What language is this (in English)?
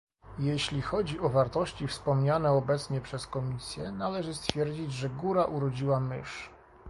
Polish